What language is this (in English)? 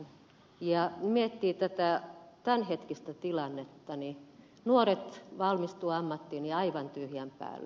Finnish